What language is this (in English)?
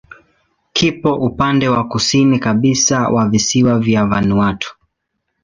Swahili